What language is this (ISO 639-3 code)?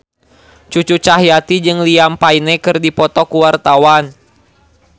sun